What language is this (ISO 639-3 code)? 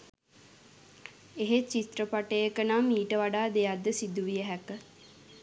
sin